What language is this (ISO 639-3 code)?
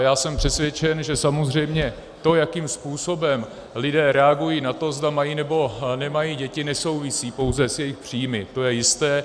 ces